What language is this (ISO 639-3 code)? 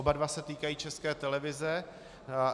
ces